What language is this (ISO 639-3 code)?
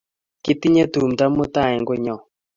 kln